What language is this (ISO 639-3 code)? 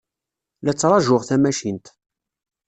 kab